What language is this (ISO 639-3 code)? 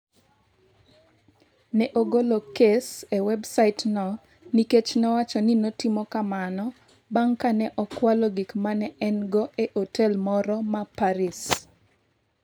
luo